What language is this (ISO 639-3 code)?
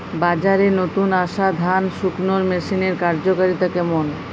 ben